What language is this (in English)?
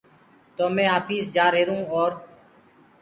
Gurgula